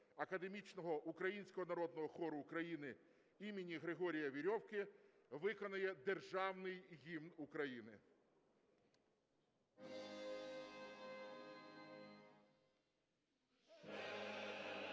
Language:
Ukrainian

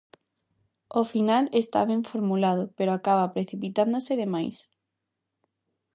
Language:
Galician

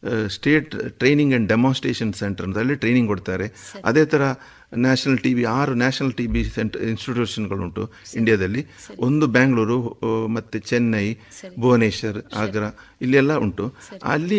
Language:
Kannada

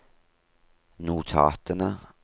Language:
Norwegian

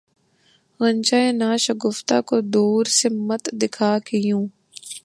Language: Urdu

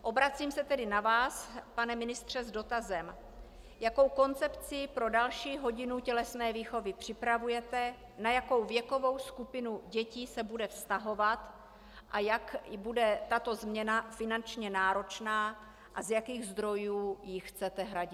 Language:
Czech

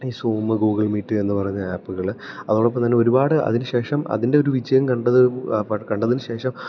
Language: Malayalam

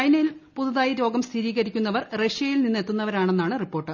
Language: Malayalam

